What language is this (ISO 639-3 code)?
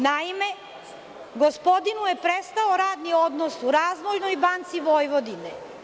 srp